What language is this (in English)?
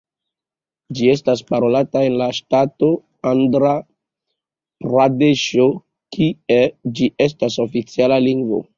Esperanto